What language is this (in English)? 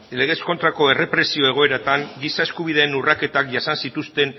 Basque